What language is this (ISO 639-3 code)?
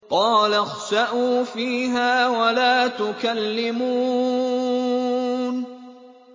ara